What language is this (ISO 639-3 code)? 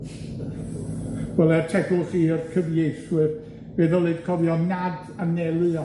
cym